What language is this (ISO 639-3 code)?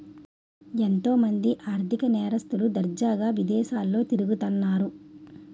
tel